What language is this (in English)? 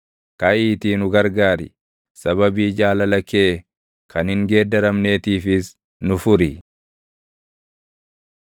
Oromo